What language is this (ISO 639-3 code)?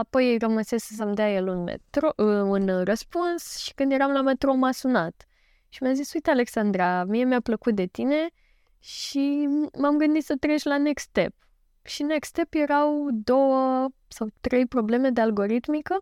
ron